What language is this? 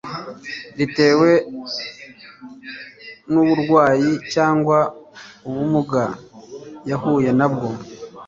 Kinyarwanda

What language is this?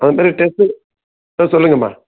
Tamil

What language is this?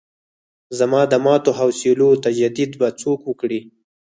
Pashto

